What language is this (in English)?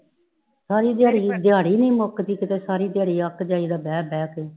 Punjabi